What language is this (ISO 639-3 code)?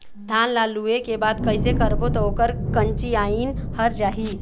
hne